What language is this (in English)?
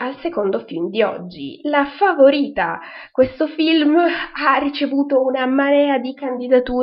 Italian